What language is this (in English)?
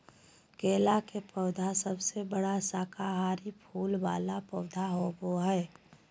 Magahi